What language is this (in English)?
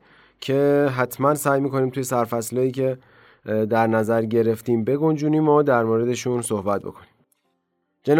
Persian